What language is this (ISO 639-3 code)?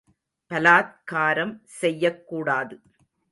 tam